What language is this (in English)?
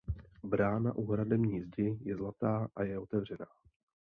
Czech